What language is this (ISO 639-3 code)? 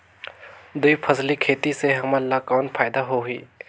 hne